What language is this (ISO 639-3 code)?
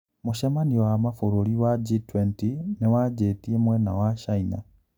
kik